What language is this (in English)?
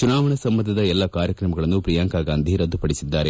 Kannada